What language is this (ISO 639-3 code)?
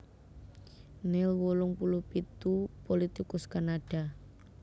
jav